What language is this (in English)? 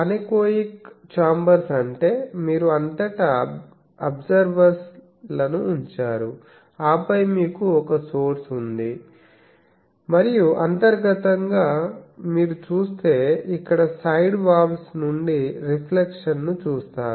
Telugu